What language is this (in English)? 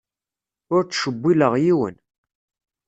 Kabyle